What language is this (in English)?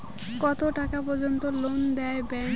Bangla